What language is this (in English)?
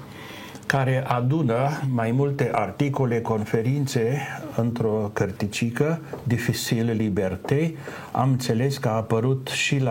Romanian